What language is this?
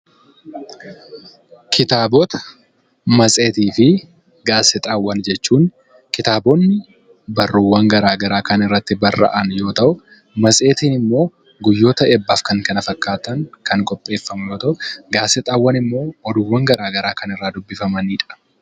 Oromo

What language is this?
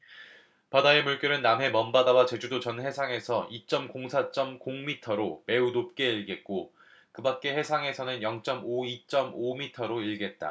Korean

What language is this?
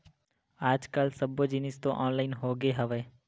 Chhattisgarhi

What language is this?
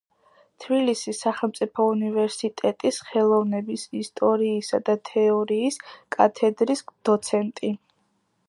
Georgian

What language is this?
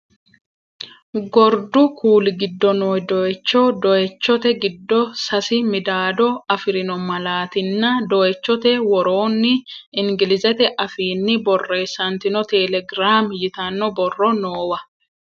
Sidamo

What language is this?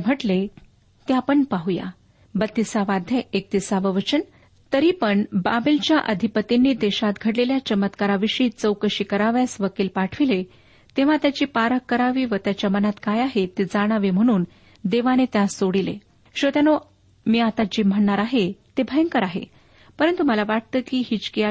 Marathi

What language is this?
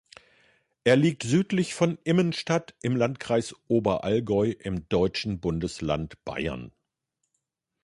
German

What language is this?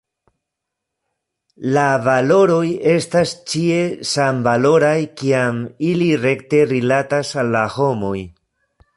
Esperanto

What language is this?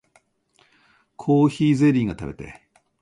Japanese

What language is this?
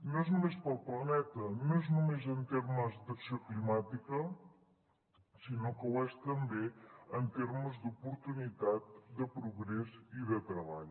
Catalan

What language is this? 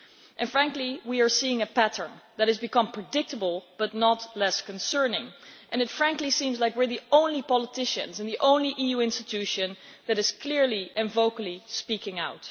English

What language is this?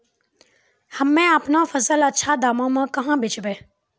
Maithili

